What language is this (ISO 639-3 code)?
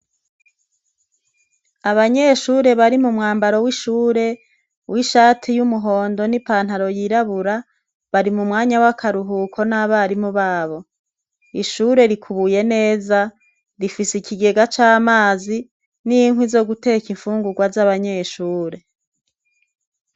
run